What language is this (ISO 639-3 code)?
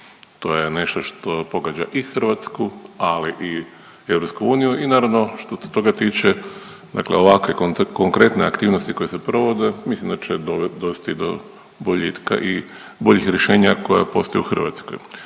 hrv